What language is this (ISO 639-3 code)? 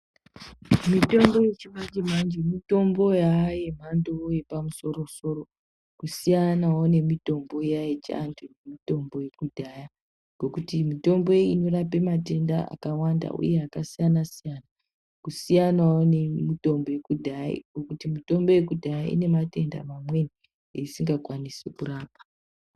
ndc